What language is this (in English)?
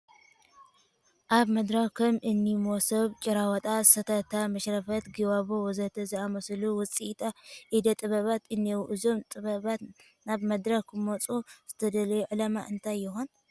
Tigrinya